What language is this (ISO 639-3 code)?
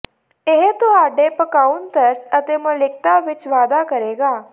pan